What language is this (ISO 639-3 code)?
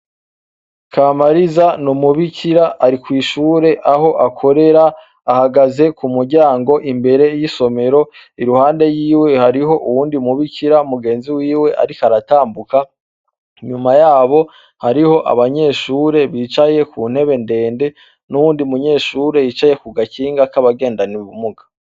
run